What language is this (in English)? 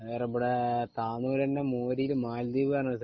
Malayalam